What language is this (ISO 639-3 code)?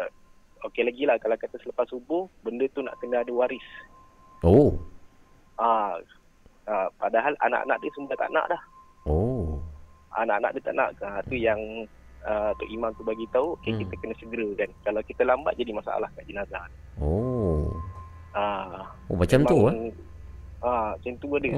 msa